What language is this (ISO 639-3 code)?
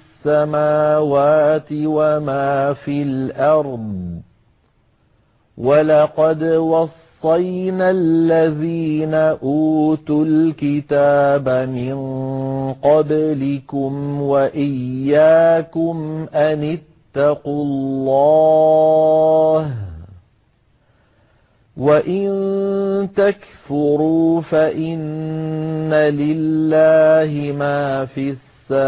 ara